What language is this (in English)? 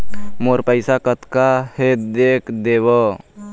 Chhattisgarhi